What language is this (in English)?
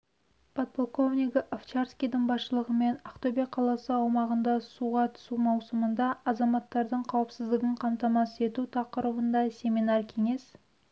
Kazakh